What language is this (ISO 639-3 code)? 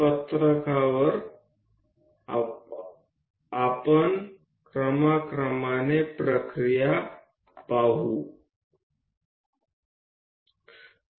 guj